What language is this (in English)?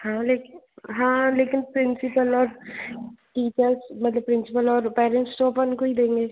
Hindi